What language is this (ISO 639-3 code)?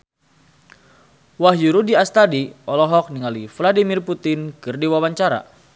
sun